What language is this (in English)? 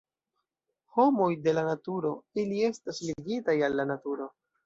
Esperanto